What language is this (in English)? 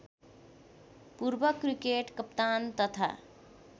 Nepali